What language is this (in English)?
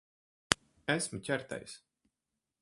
Latvian